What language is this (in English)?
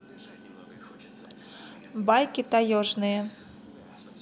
Russian